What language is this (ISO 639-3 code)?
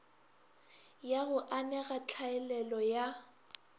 nso